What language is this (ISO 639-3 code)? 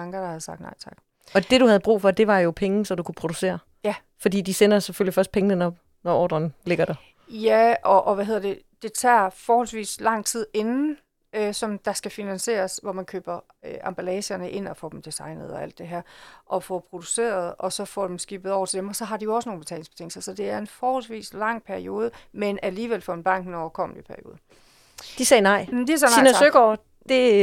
dan